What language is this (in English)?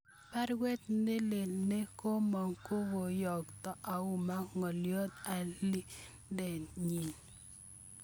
Kalenjin